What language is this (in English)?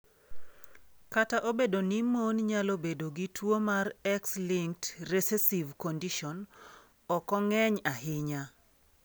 Luo (Kenya and Tanzania)